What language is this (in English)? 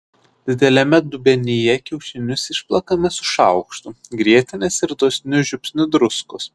Lithuanian